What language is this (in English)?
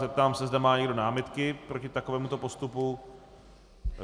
Czech